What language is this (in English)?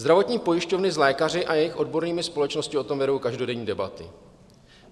Czech